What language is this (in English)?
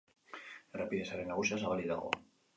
Basque